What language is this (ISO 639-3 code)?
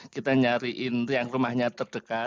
ind